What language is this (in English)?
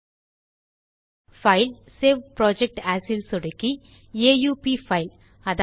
Tamil